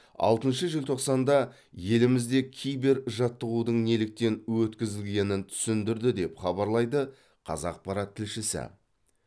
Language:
Kazakh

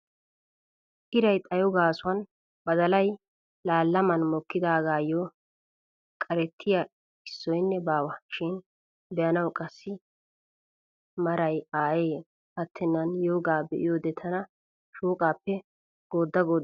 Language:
Wolaytta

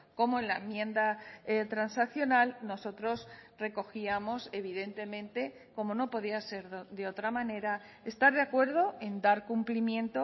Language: Spanish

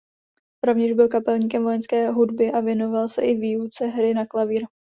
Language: Czech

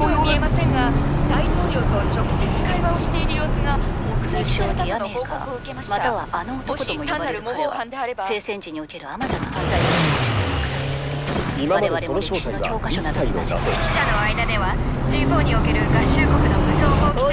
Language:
Japanese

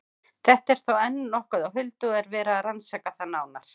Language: Icelandic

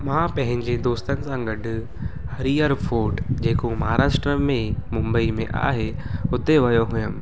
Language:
Sindhi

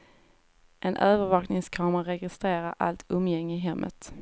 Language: Swedish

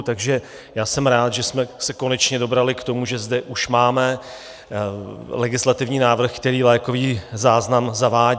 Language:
Czech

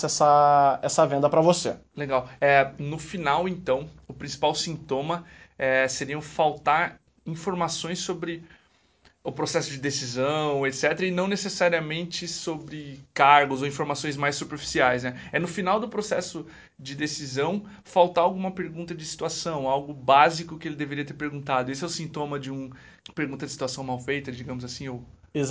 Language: Portuguese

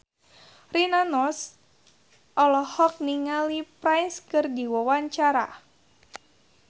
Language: Sundanese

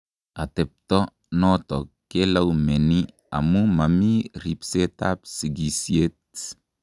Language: Kalenjin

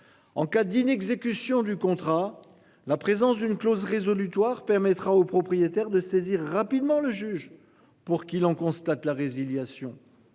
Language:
French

